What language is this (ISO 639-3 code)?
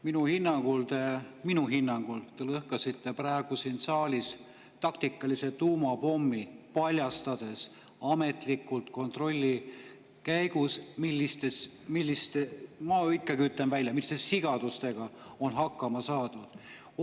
est